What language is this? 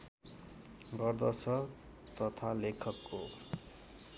Nepali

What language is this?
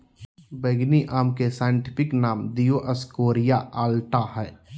Magahi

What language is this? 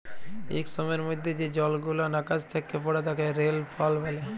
Bangla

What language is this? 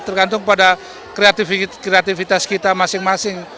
Indonesian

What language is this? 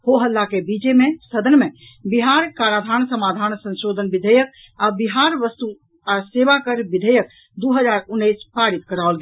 Maithili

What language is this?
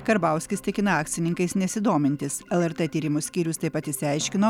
Lithuanian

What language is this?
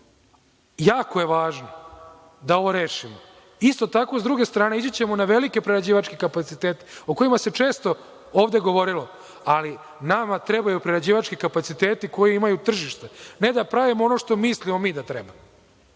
Serbian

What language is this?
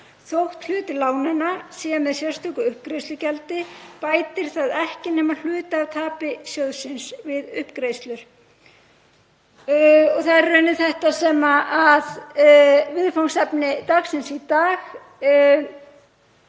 Icelandic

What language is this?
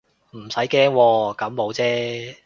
Cantonese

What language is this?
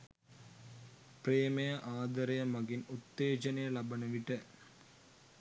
Sinhala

